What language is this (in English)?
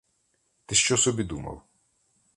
Ukrainian